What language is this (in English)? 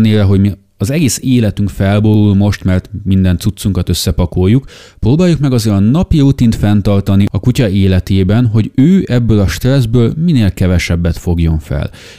Hungarian